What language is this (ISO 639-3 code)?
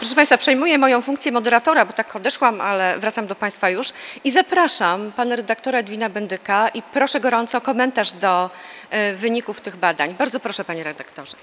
pol